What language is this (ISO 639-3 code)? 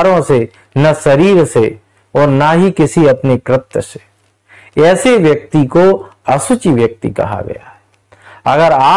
hin